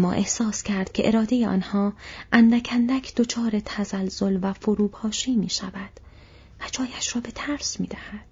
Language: Persian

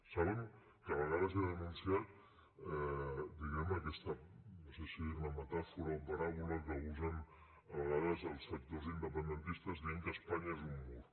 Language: Catalan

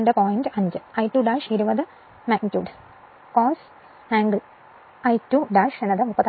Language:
Malayalam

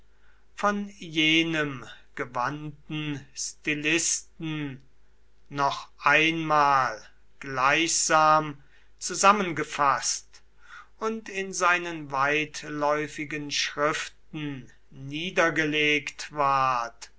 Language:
German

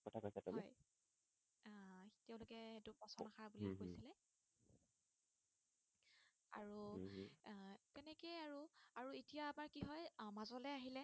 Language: Assamese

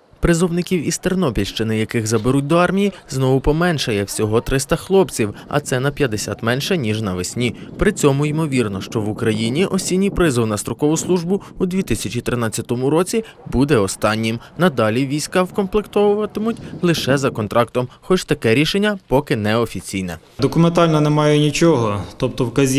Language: Ukrainian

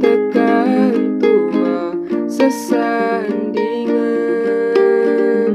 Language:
Indonesian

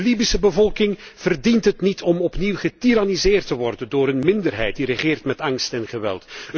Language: Dutch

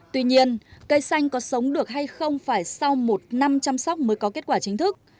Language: Vietnamese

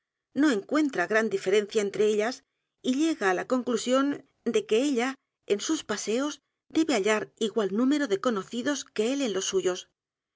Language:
Spanish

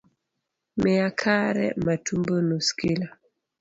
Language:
Luo (Kenya and Tanzania)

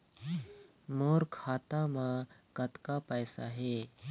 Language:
Chhattisgarhi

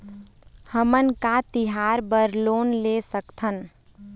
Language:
Chhattisgarhi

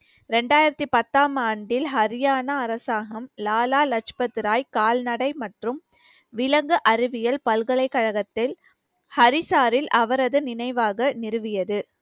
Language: Tamil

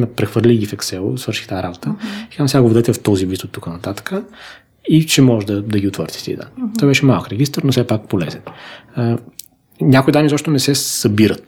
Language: Bulgarian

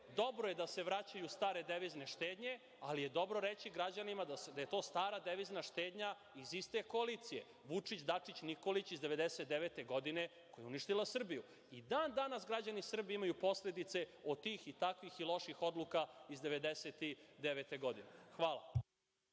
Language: Serbian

